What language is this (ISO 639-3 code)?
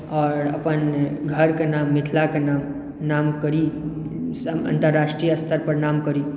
mai